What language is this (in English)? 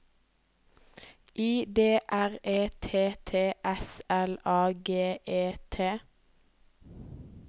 Norwegian